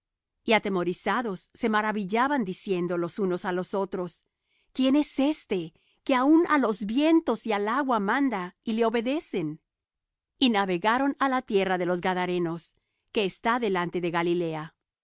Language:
Spanish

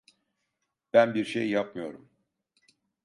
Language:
Turkish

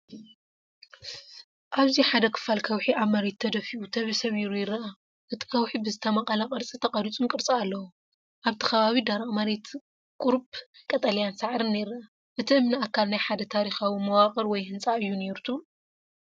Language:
Tigrinya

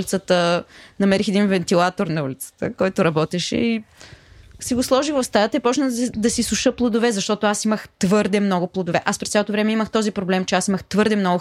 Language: Bulgarian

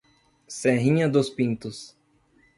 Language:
Portuguese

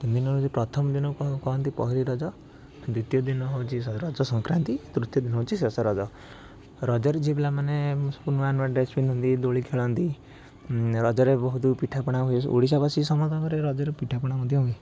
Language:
Odia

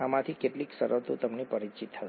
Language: Gujarati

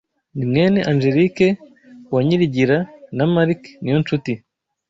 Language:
Kinyarwanda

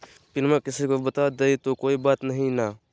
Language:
Magahi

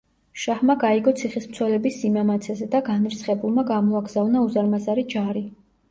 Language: Georgian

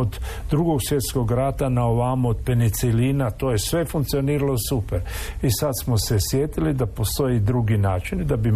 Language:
Croatian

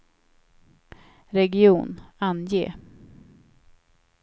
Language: Swedish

